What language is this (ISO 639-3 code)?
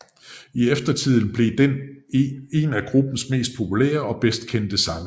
dan